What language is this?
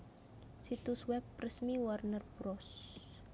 Javanese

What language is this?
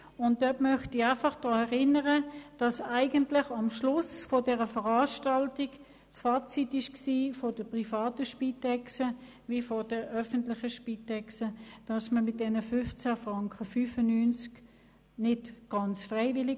Swiss German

